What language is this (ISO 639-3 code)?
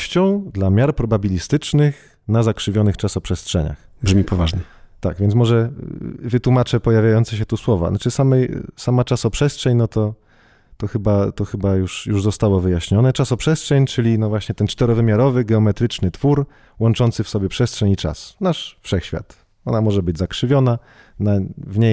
pol